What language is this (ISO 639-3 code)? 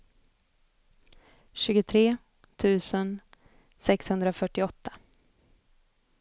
swe